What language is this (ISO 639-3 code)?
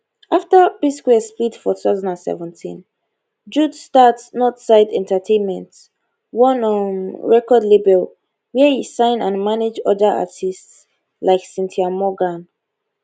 pcm